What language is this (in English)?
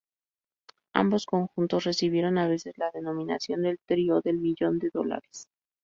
Spanish